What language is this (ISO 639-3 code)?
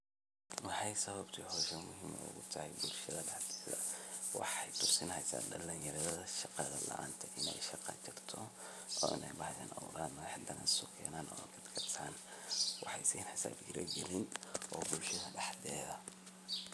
som